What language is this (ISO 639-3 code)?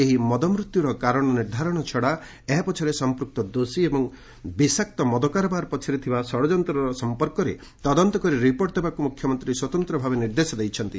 ori